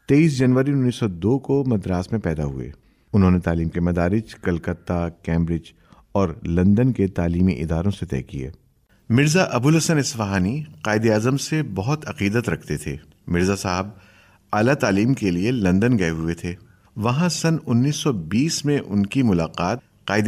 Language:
Urdu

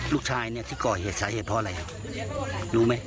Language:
Thai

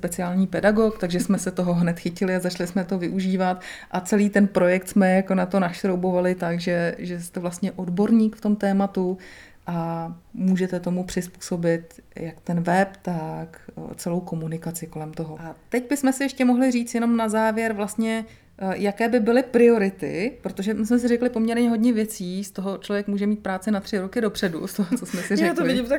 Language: Czech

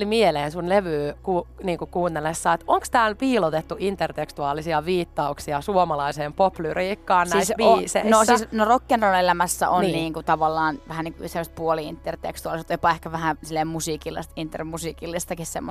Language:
Finnish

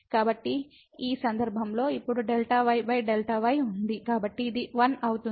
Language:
Telugu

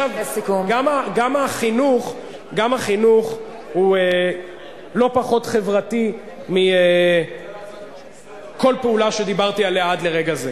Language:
Hebrew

